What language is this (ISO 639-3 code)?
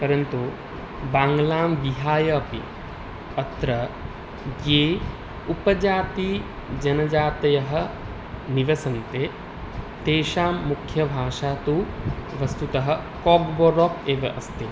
san